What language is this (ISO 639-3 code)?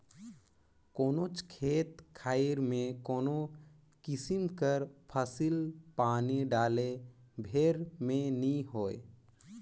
hne